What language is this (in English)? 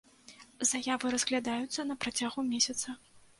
Belarusian